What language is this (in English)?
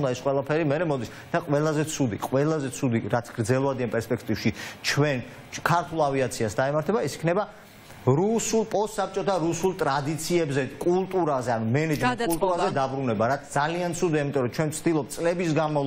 Romanian